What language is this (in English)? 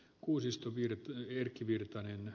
Finnish